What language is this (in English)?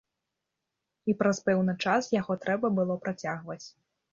Belarusian